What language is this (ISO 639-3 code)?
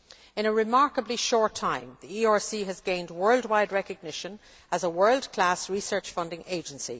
eng